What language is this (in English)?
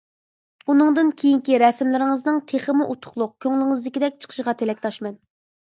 Uyghur